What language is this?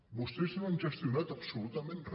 Catalan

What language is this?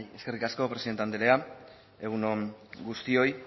Basque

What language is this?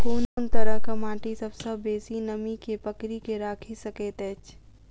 Maithili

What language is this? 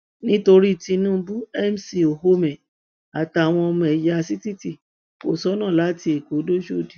Yoruba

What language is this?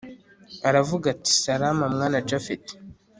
Kinyarwanda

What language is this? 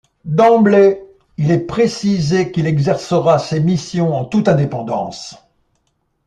French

